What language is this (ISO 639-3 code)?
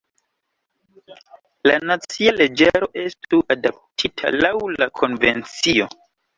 epo